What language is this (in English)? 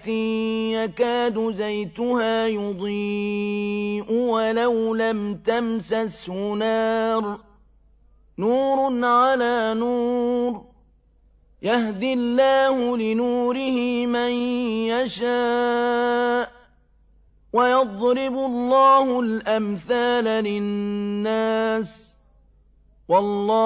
Arabic